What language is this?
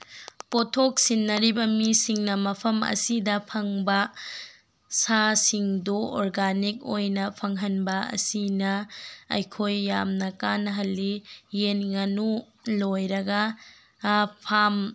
Manipuri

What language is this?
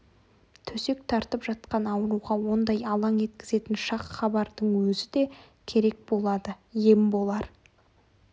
Kazakh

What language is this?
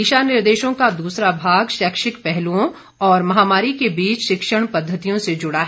Hindi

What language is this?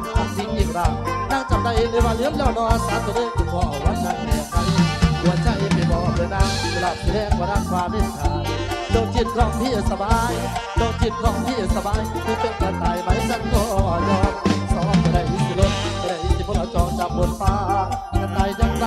Thai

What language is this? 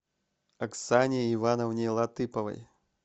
Russian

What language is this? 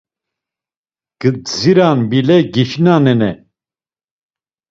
Laz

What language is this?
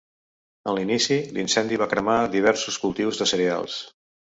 Catalan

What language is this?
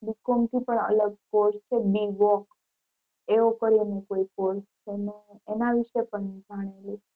Gujarati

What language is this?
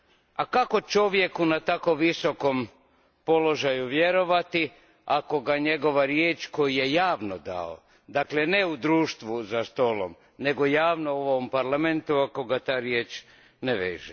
Croatian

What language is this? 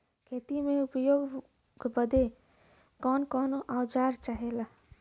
Bhojpuri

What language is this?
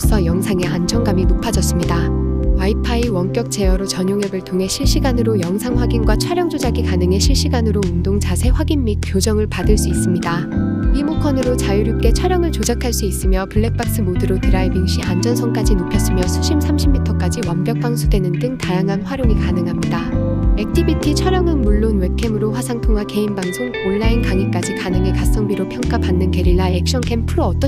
Korean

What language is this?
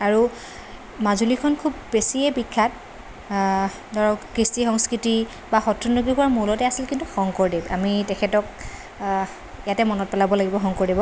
Assamese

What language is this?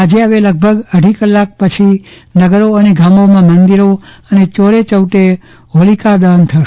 Gujarati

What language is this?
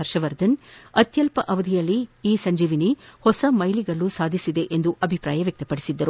Kannada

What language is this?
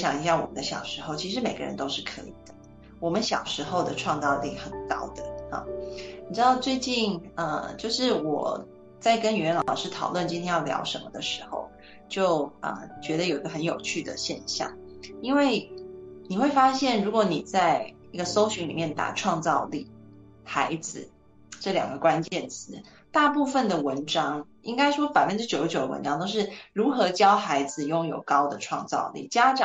Chinese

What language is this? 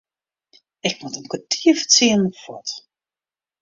Western Frisian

